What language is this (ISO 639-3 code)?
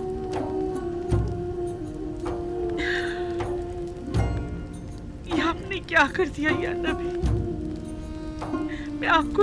hin